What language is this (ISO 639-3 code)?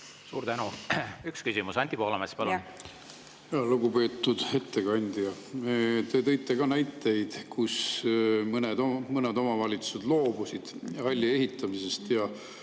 est